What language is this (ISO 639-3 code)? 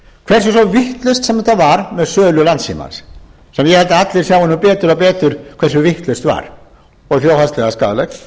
isl